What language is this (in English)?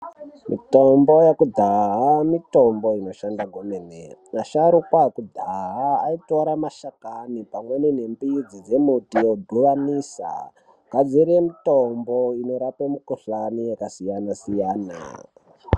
Ndau